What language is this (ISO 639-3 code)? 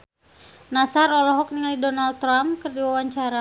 sun